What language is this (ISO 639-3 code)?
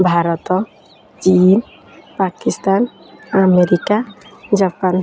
ori